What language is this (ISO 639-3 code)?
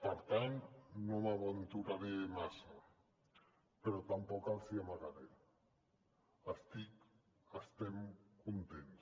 cat